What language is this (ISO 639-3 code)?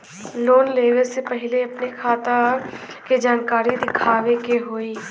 bho